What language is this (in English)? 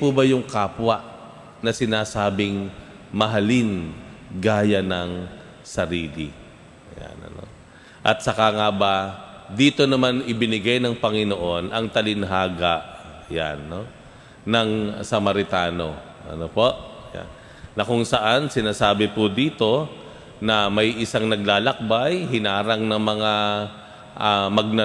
Filipino